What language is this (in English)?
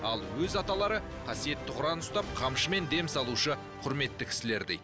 Kazakh